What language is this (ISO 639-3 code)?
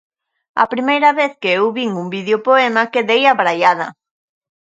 glg